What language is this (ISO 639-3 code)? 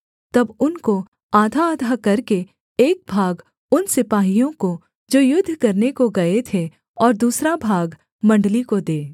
hin